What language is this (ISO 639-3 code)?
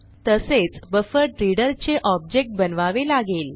mar